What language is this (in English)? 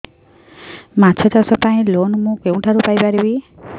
Odia